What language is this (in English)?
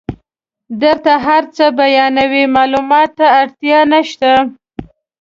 Pashto